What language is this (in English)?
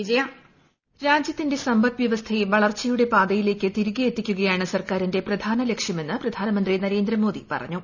Malayalam